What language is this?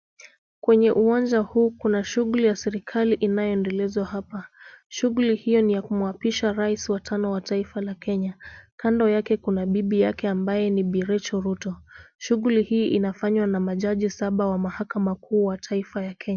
Swahili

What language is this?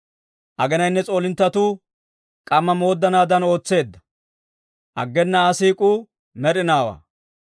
Dawro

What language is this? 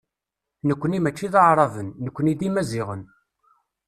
Kabyle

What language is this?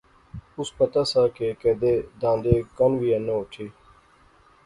Pahari-Potwari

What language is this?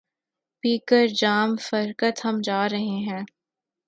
Urdu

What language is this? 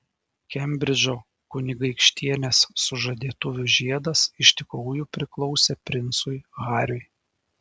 Lithuanian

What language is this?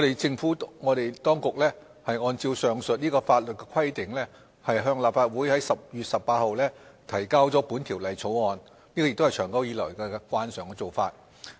Cantonese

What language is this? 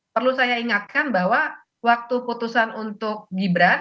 Indonesian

